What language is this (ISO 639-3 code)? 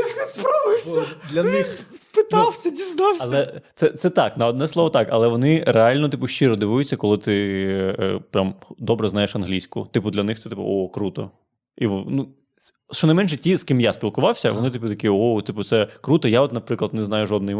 ukr